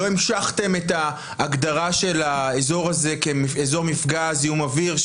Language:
Hebrew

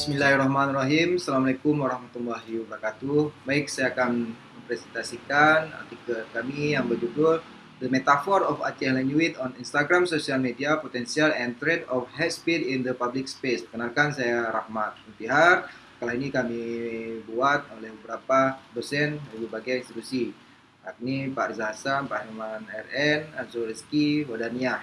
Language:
Indonesian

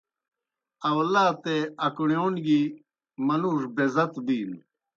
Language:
Kohistani Shina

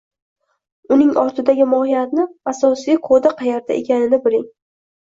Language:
Uzbek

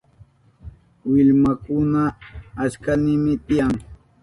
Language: Southern Pastaza Quechua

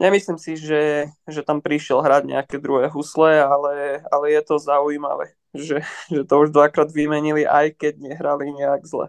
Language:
Slovak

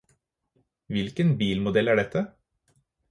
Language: Norwegian Bokmål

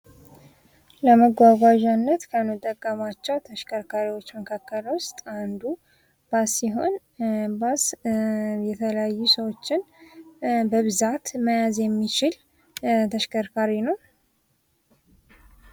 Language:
Amharic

